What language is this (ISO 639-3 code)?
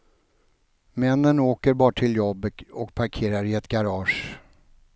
swe